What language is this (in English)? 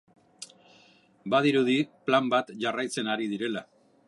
Basque